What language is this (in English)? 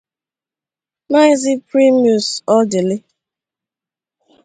Igbo